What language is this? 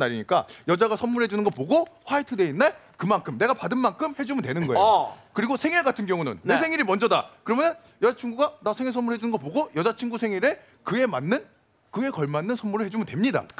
Korean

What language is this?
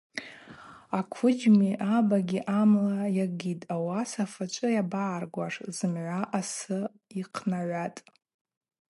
Abaza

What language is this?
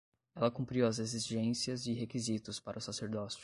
Portuguese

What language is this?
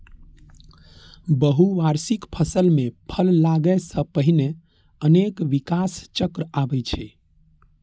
Maithili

